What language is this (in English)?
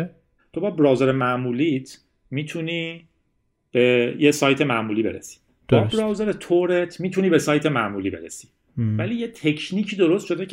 Persian